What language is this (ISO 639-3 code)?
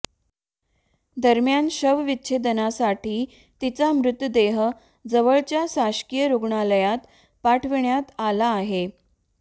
mar